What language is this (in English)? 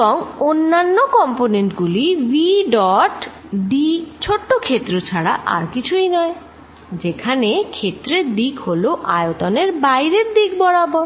Bangla